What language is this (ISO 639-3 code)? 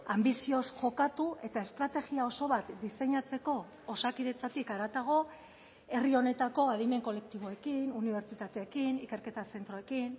eus